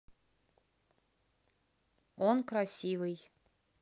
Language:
Russian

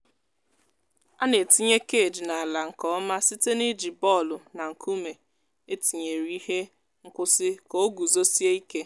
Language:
Igbo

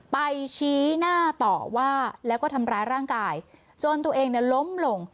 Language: Thai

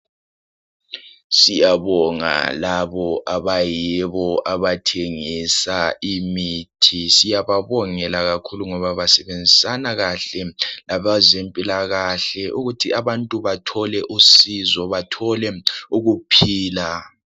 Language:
North Ndebele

